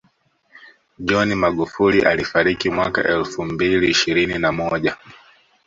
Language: Swahili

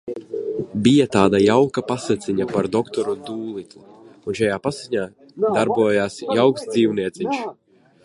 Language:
Latvian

